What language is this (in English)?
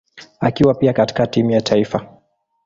Swahili